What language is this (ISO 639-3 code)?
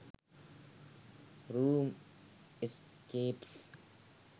sin